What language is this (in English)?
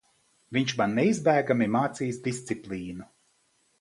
Latvian